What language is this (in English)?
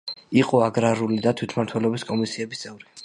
Georgian